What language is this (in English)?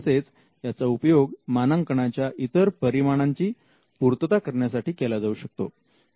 Marathi